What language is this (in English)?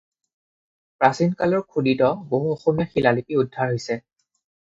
Assamese